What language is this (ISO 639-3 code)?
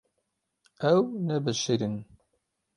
kur